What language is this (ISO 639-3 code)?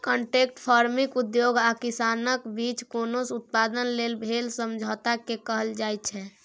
mai